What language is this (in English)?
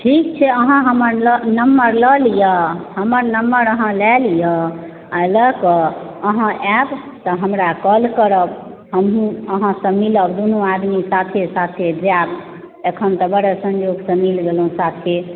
Maithili